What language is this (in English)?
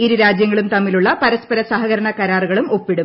Malayalam